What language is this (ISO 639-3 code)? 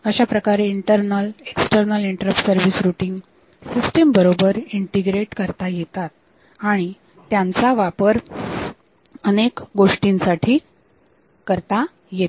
mar